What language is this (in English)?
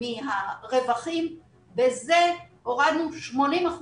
Hebrew